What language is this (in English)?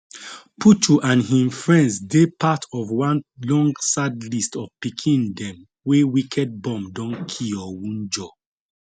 Nigerian Pidgin